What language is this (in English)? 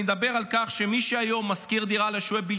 Hebrew